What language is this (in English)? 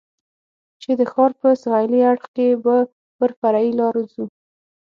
Pashto